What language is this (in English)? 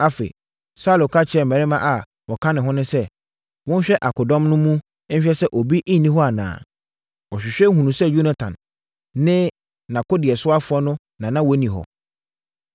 Akan